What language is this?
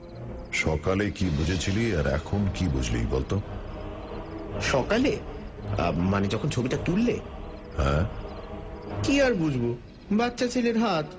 Bangla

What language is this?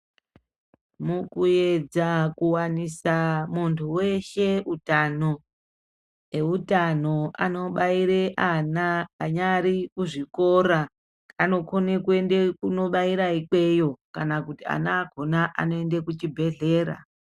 Ndau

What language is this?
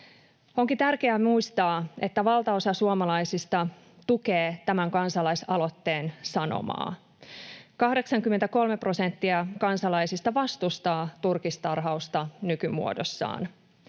Finnish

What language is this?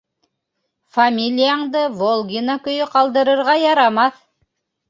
Bashkir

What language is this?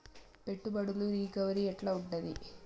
Telugu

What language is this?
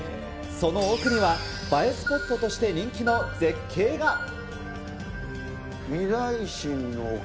Japanese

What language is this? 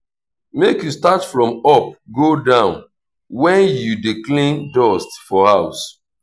Nigerian Pidgin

